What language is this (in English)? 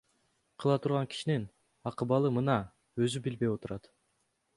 Kyrgyz